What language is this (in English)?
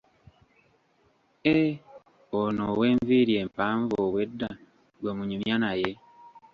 Ganda